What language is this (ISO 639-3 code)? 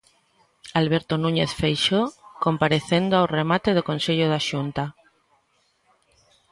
glg